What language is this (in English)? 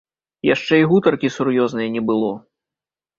Belarusian